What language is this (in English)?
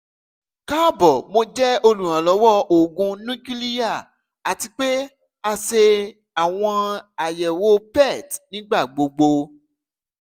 Yoruba